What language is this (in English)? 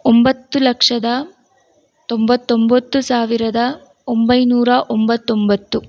Kannada